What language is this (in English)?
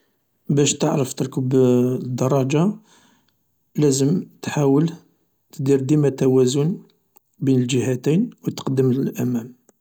Algerian Arabic